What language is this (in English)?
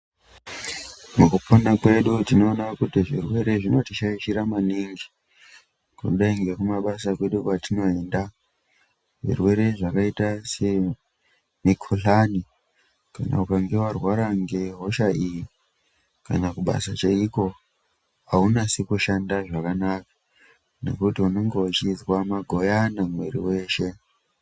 Ndau